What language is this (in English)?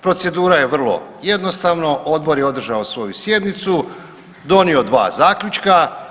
Croatian